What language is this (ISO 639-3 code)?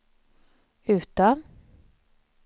swe